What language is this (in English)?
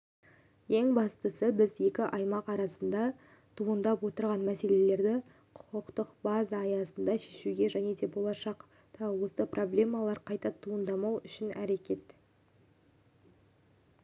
Kazakh